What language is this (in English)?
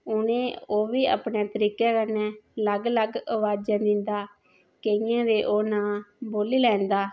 Dogri